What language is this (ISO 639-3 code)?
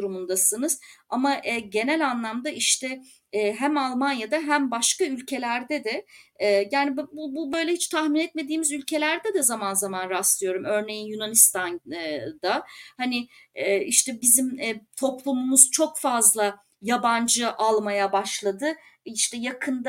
tur